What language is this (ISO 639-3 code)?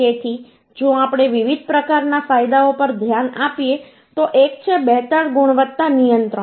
guj